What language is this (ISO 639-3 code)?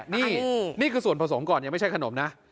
tha